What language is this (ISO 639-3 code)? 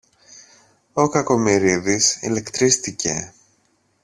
ell